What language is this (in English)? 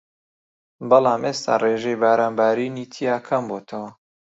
Central Kurdish